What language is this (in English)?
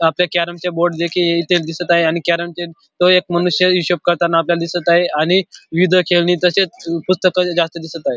Marathi